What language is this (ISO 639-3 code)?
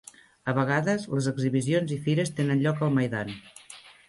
cat